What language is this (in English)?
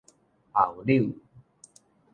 Min Nan Chinese